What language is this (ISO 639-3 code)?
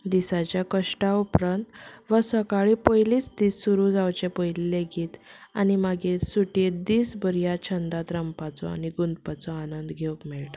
kok